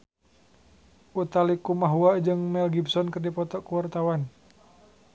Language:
Sundanese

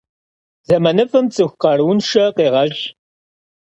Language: Kabardian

